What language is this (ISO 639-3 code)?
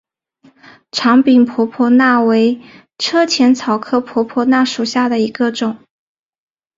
zho